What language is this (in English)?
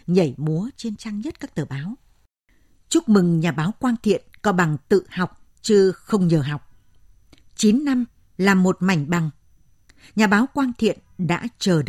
Vietnamese